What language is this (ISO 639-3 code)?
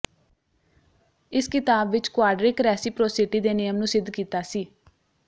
pan